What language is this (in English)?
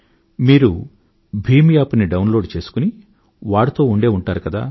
Telugu